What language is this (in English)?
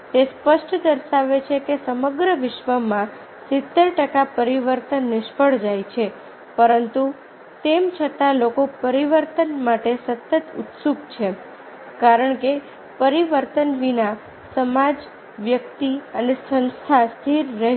Gujarati